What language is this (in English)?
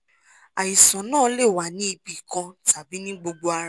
Yoruba